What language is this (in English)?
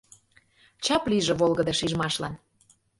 Mari